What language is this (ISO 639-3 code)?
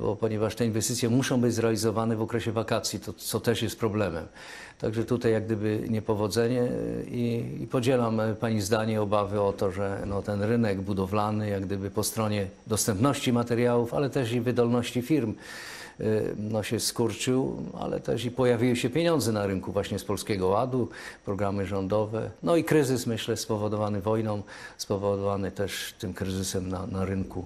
pol